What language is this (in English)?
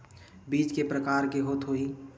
Chhattisgarhi